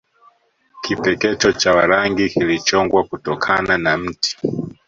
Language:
Swahili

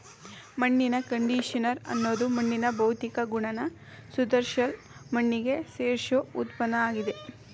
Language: Kannada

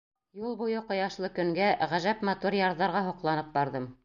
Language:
Bashkir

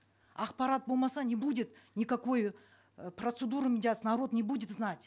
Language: Kazakh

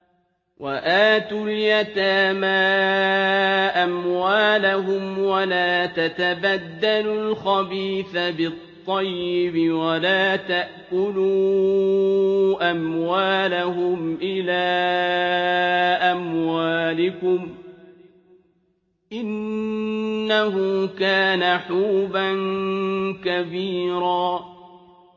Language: Arabic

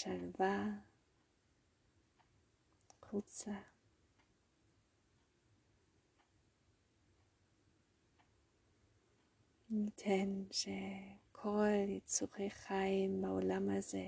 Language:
Hebrew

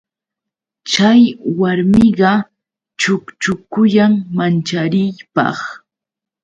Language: Yauyos Quechua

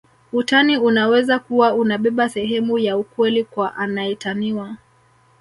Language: Swahili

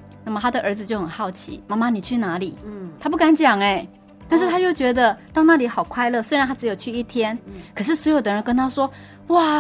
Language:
Chinese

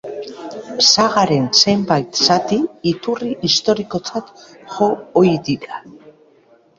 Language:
Basque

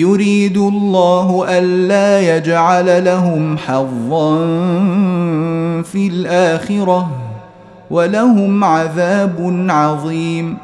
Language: Arabic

